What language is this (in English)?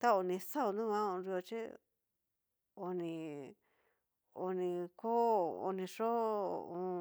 Cacaloxtepec Mixtec